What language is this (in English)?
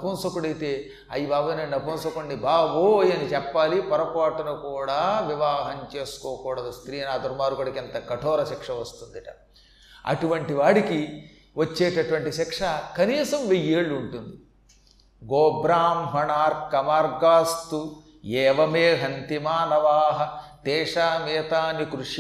Telugu